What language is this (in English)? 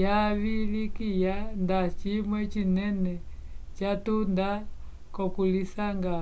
Umbundu